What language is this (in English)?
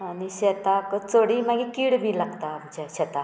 Konkani